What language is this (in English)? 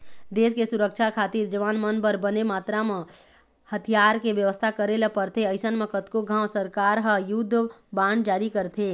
Chhattisgarhi